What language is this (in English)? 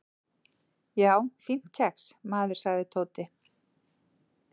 Icelandic